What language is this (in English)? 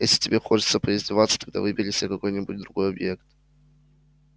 Russian